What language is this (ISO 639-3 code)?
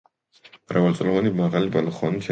kat